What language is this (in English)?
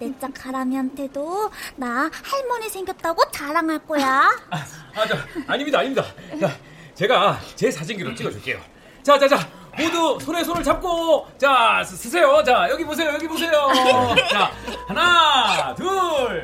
Korean